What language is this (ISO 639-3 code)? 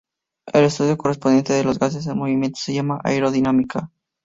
spa